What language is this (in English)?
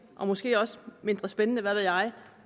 Danish